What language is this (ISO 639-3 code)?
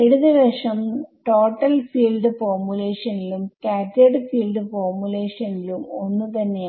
mal